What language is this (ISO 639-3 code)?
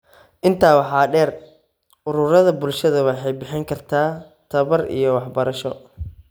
som